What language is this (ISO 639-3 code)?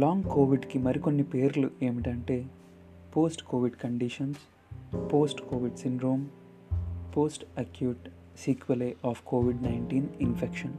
tel